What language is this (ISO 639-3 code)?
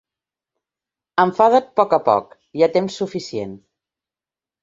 cat